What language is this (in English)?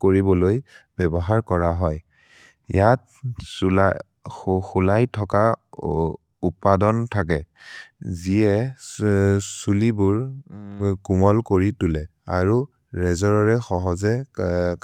Maria (India)